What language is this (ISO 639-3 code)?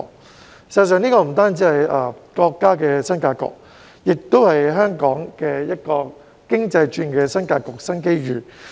yue